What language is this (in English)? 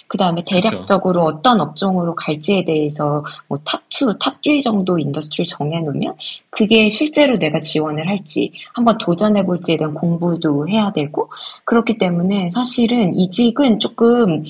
Korean